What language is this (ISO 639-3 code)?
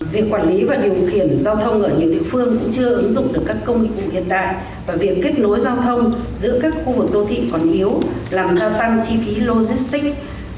vie